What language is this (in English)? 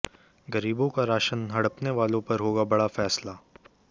Hindi